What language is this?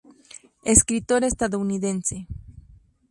Spanish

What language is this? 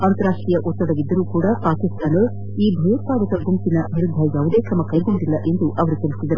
Kannada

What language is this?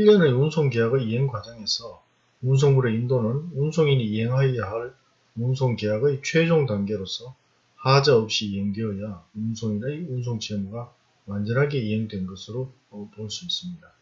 Korean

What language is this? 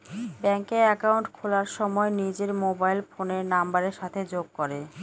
Bangla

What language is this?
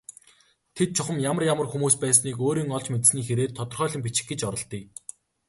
Mongolian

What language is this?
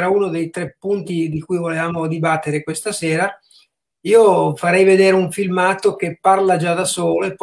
Italian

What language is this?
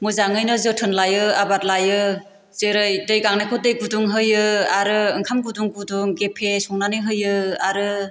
Bodo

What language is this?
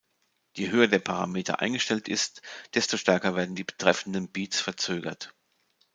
German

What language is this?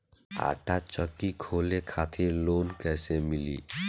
Bhojpuri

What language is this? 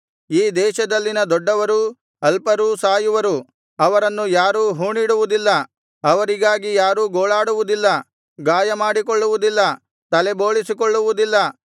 Kannada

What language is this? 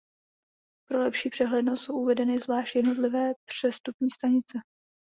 Czech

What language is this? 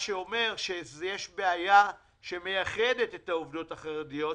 Hebrew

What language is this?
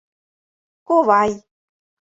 Mari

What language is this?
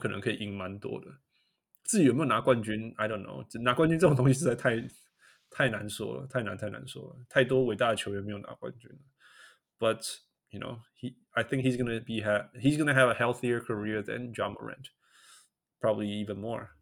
Chinese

